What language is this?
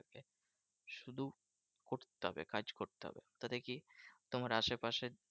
Bangla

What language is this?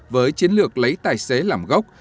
Vietnamese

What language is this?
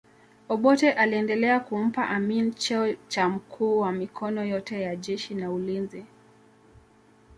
Swahili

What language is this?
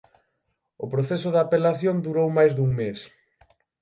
Galician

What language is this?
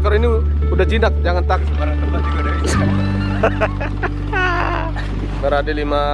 Indonesian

